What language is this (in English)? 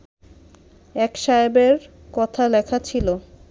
Bangla